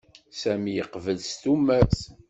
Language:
Kabyle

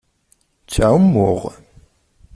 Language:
Kabyle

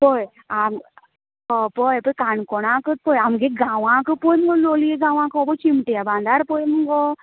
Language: Konkani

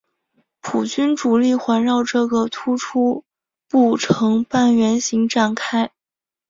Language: Chinese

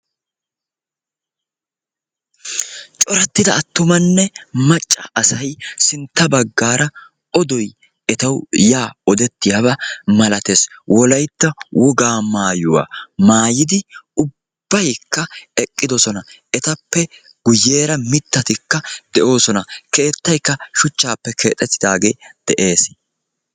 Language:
Wolaytta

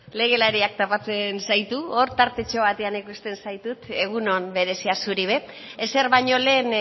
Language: Basque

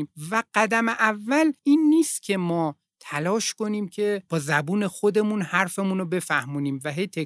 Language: Persian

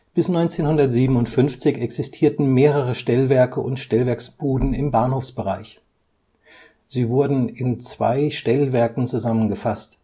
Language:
German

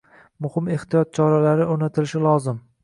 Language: Uzbek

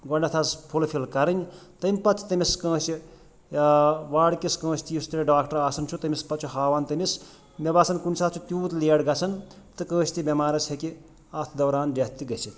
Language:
Kashmiri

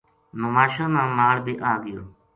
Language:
Gujari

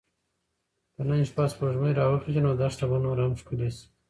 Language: Pashto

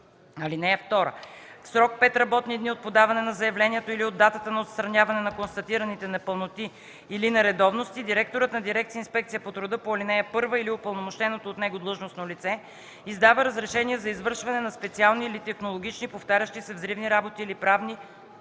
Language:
Bulgarian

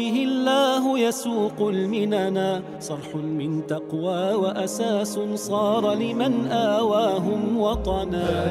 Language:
Arabic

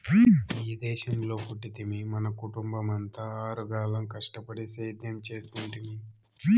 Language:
Telugu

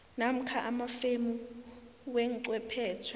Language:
South Ndebele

